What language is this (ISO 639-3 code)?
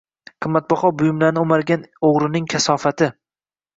uzb